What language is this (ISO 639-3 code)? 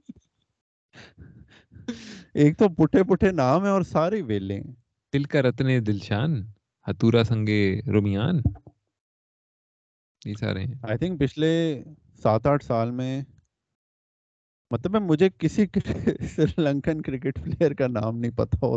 urd